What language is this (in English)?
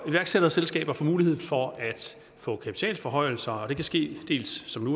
Danish